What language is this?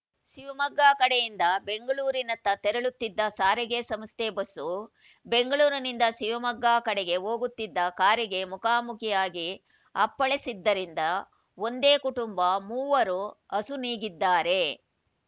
Kannada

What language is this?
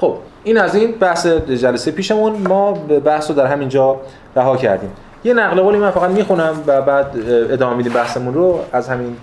Persian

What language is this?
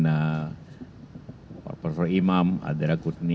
Indonesian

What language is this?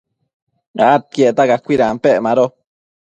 Matsés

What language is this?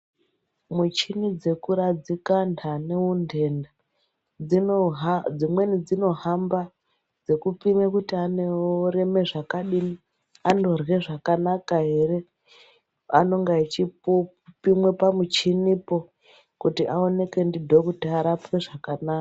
Ndau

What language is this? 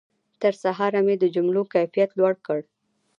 Pashto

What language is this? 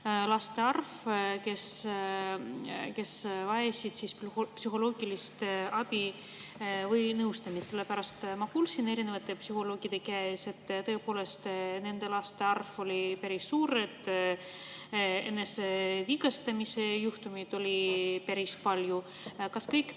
Estonian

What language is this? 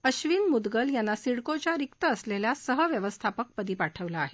Marathi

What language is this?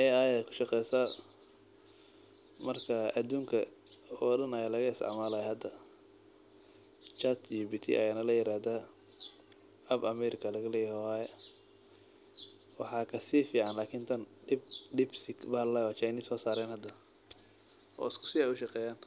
Somali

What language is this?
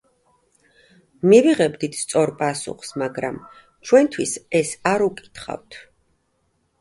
Georgian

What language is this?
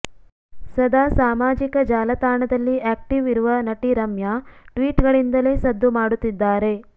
Kannada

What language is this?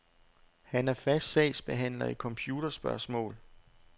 Danish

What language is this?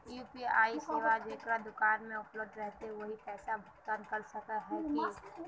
Magahi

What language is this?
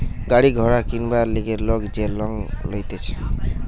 Bangla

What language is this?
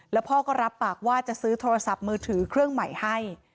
Thai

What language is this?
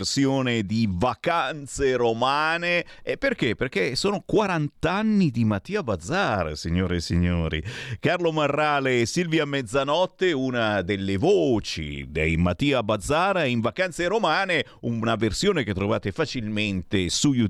Italian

